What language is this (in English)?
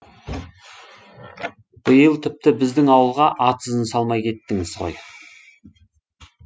Kazakh